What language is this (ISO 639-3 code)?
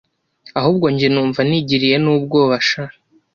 kin